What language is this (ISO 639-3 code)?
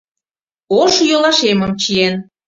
chm